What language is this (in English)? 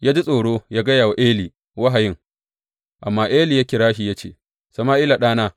Hausa